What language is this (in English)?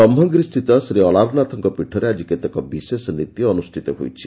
Odia